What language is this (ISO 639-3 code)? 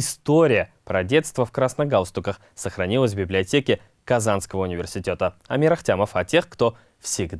rus